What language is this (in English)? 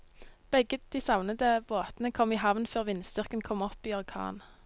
Norwegian